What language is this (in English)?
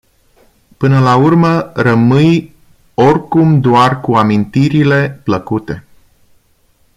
Romanian